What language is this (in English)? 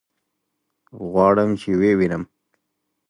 Pashto